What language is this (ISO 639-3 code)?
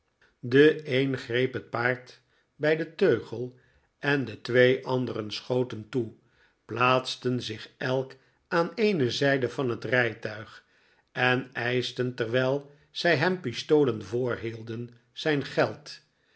nld